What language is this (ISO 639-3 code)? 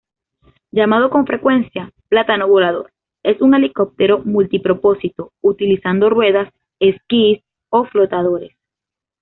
spa